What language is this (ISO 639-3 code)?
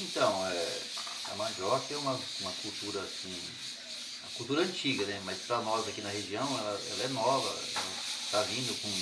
por